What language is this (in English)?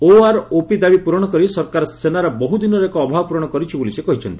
Odia